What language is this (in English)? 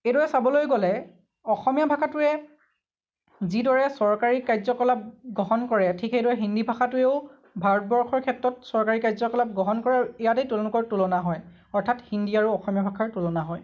Assamese